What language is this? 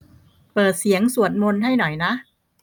Thai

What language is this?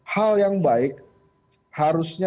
Indonesian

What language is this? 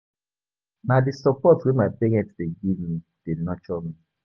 Nigerian Pidgin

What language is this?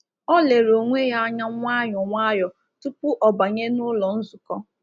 Igbo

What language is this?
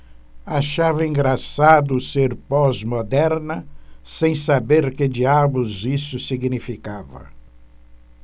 Portuguese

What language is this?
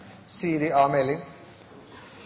Norwegian Nynorsk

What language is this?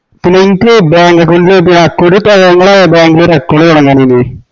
Malayalam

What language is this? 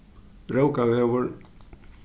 Faroese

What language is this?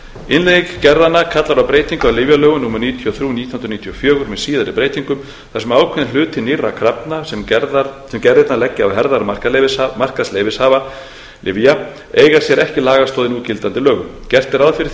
Icelandic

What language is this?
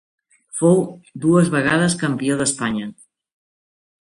Catalan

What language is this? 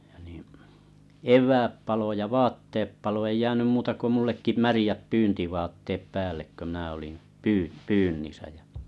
Finnish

